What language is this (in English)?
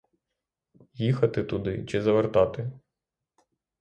Ukrainian